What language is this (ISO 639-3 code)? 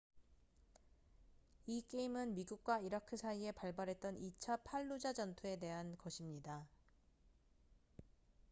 kor